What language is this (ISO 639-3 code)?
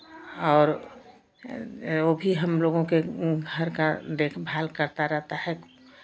hin